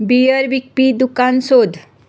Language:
Konkani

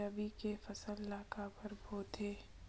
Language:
Chhattisgarhi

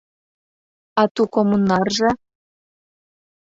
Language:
Mari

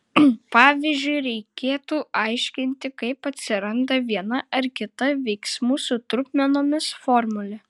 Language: Lithuanian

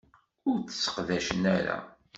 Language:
Kabyle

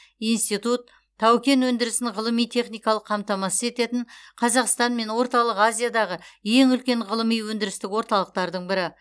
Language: Kazakh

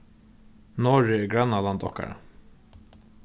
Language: Faroese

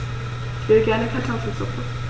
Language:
German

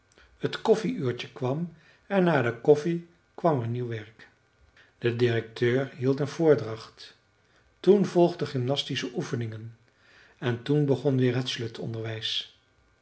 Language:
Dutch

